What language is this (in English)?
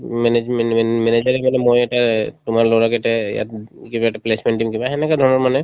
Assamese